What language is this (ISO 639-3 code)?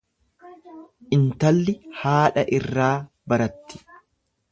orm